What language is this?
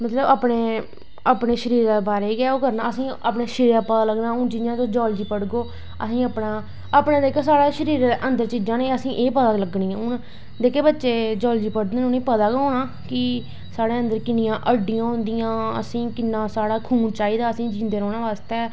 Dogri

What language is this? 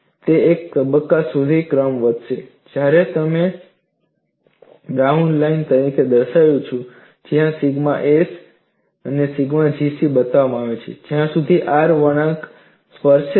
Gujarati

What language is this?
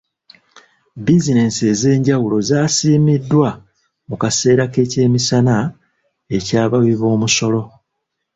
Ganda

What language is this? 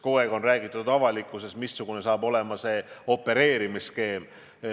Estonian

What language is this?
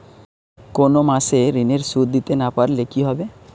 Bangla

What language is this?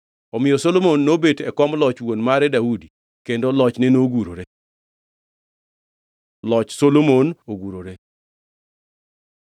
Luo (Kenya and Tanzania)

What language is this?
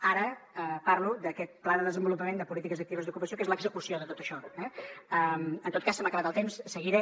Catalan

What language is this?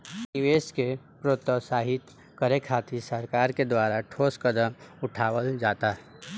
Bhojpuri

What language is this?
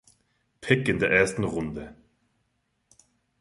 German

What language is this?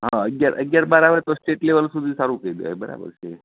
Gujarati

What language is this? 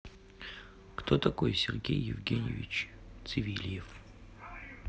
Russian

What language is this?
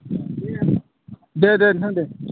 Bodo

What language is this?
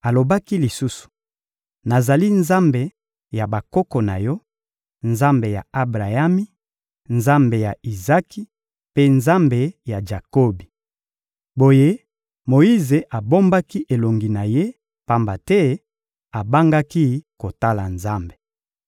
Lingala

